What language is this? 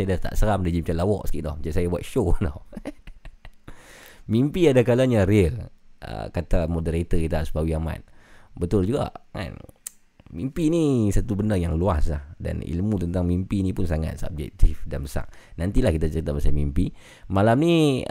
Malay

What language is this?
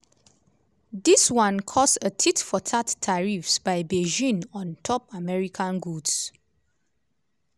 Nigerian Pidgin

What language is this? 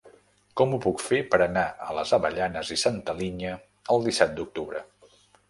Catalan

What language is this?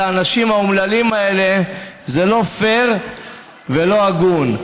Hebrew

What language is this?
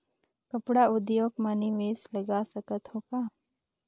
Chhattisgarhi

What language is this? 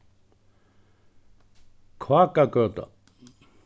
Faroese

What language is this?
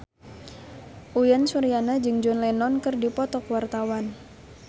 Sundanese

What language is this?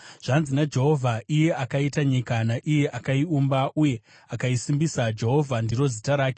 Shona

